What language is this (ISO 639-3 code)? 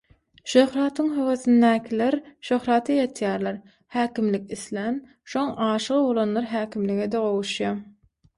tuk